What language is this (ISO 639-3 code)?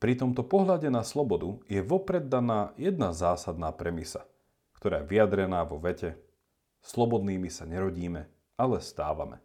slk